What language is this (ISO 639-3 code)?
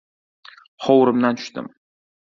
uzb